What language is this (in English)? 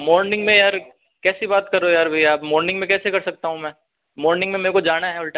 Hindi